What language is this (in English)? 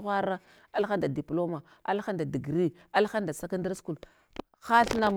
Hwana